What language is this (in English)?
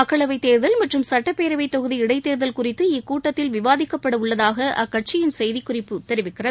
Tamil